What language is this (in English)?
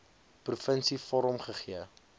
Afrikaans